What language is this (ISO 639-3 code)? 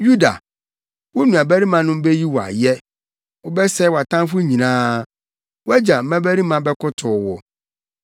aka